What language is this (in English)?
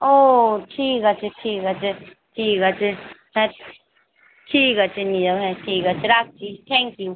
Bangla